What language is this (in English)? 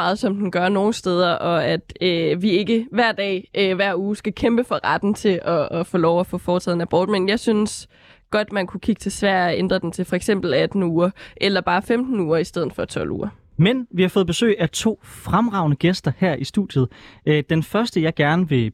Danish